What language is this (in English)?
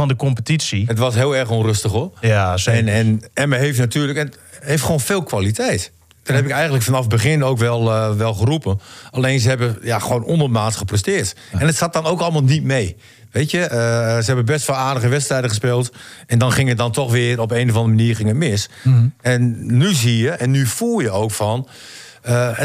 Dutch